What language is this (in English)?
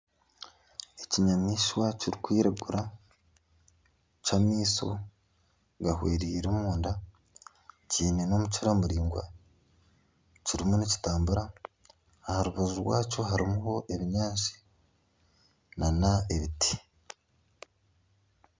Nyankole